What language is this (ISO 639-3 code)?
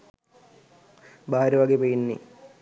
sin